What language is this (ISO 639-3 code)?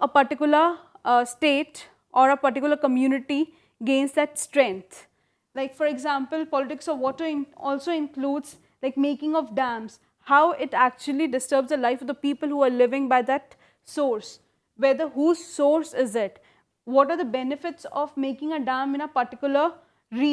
eng